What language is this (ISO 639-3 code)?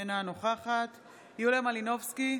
heb